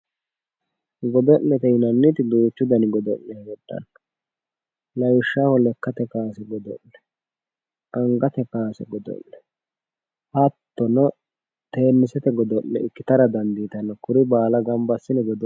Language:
Sidamo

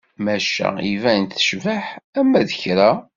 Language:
Kabyle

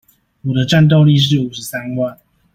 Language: Chinese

